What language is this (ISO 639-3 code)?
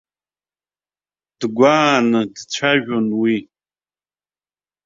abk